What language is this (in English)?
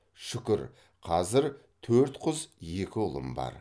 Kazakh